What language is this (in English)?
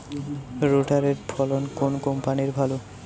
Bangla